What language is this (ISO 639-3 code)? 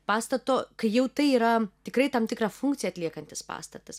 lit